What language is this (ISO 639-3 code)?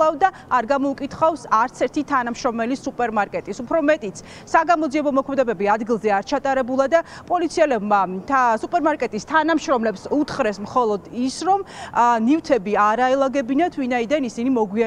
ron